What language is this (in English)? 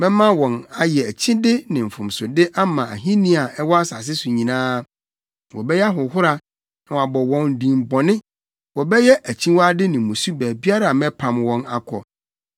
Akan